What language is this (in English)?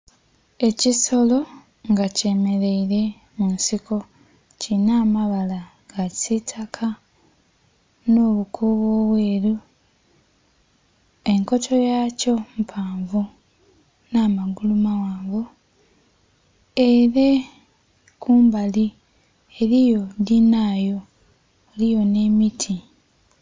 Soga